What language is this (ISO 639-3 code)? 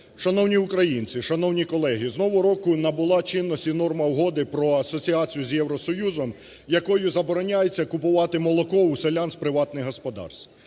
ukr